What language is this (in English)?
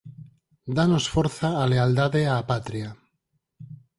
Galician